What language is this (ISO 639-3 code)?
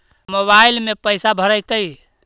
mag